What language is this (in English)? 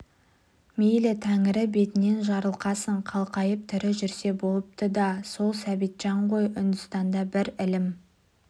Kazakh